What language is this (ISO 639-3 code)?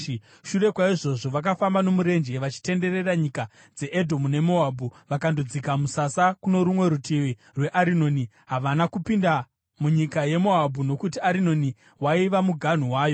sna